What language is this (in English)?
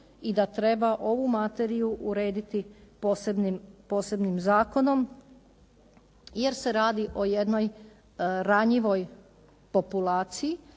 Croatian